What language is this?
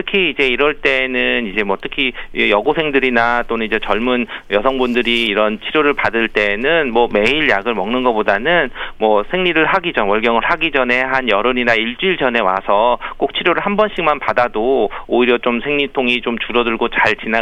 Korean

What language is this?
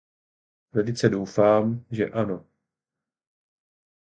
Czech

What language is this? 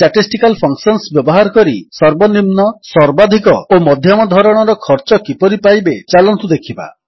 Odia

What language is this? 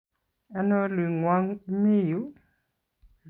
Kalenjin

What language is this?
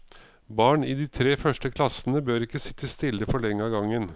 Norwegian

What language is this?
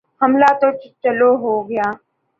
Urdu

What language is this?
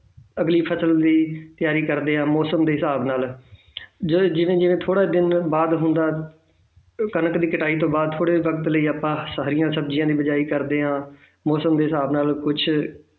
Punjabi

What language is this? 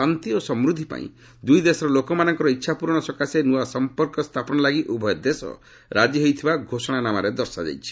Odia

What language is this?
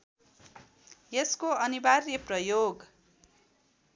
Nepali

